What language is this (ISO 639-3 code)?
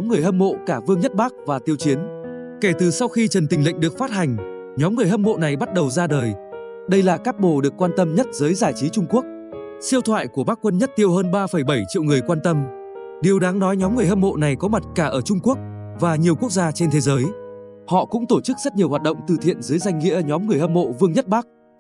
vie